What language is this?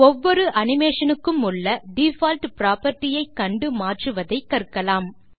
Tamil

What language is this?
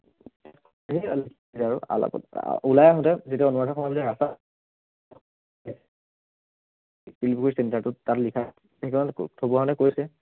Assamese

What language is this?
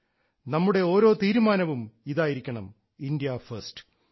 Malayalam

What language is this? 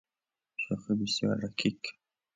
Persian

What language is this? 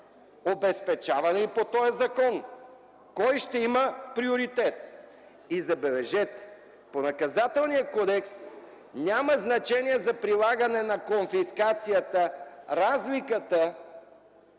Bulgarian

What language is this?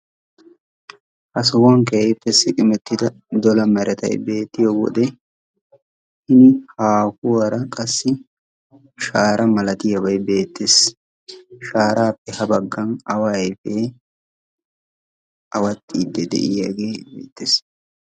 Wolaytta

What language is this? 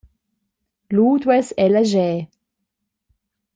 Romansh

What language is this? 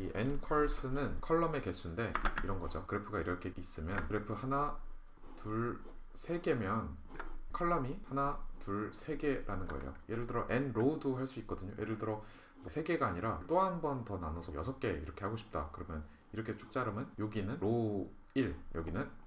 Korean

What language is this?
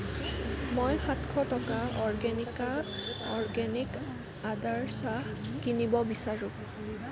Assamese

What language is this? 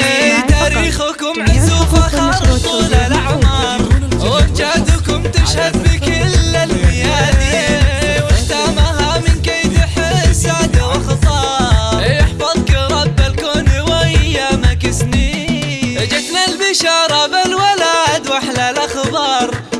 Arabic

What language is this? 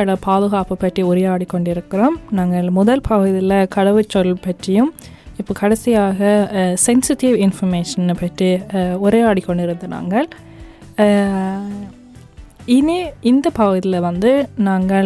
Tamil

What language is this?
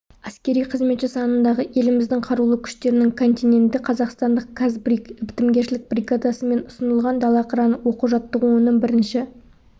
Kazakh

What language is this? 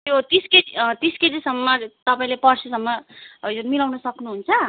Nepali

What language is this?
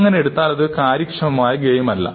Malayalam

